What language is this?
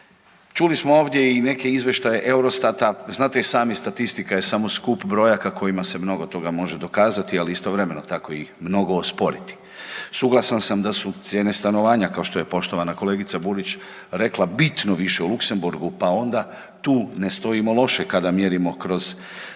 Croatian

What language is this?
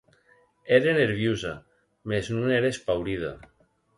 Occitan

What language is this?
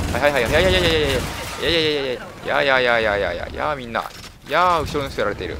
Japanese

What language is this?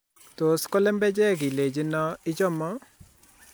Kalenjin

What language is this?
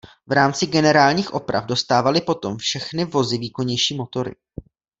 Czech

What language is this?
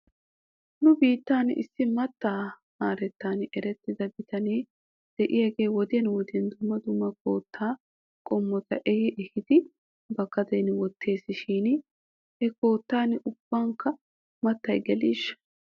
Wolaytta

